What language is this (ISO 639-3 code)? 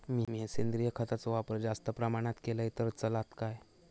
mar